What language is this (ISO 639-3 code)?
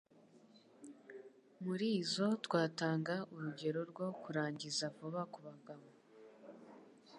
kin